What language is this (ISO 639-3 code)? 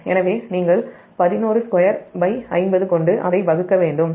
tam